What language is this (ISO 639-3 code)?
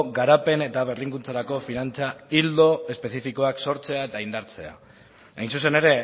eus